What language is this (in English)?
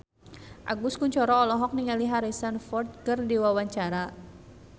Sundanese